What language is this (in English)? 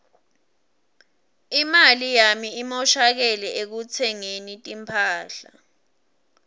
Swati